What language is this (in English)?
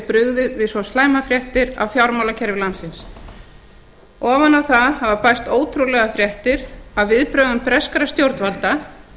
Icelandic